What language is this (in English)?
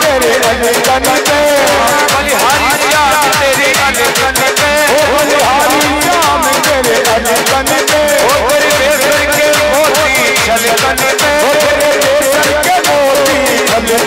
Arabic